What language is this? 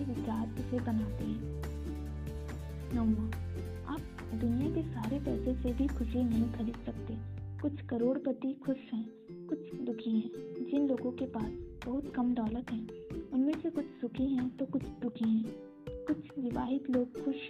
Hindi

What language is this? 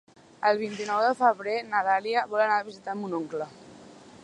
Catalan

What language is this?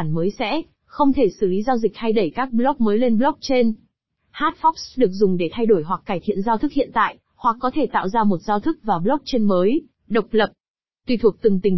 Vietnamese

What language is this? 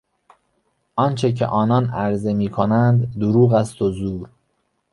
Persian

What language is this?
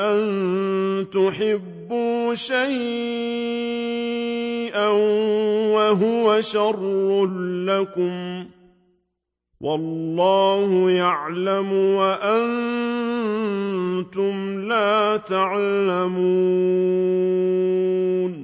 Arabic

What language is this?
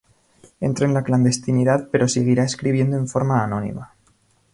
Spanish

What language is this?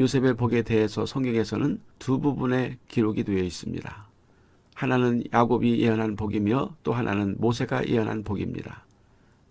Korean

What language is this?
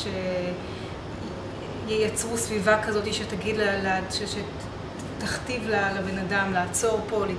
Hebrew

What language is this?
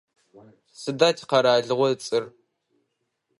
Adyghe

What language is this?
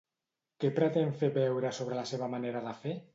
Catalan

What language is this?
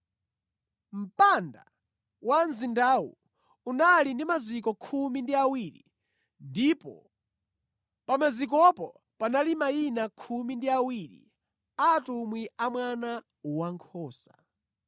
Nyanja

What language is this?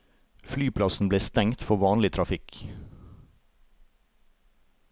Norwegian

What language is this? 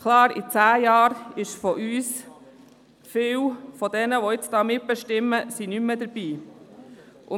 Swiss German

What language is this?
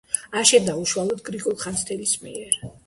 Georgian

